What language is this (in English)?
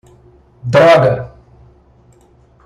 Portuguese